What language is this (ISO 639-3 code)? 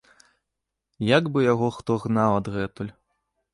bel